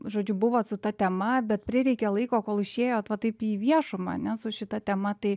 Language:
Lithuanian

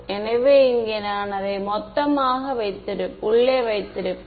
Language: Tamil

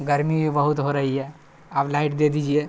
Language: Urdu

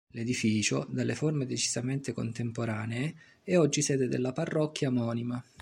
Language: Italian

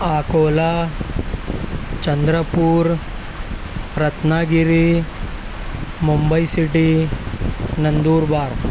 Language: Urdu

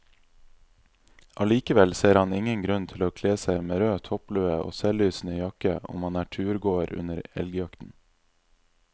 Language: Norwegian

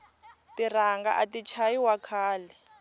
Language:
Tsonga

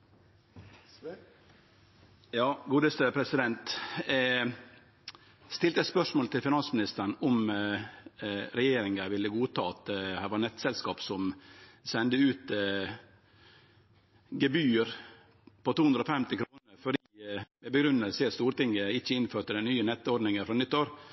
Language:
Norwegian Nynorsk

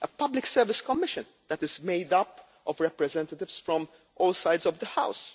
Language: English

